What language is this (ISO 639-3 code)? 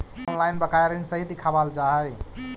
mag